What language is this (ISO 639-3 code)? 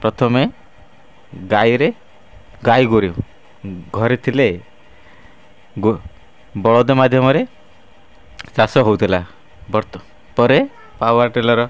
ori